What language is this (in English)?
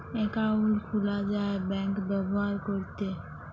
Bangla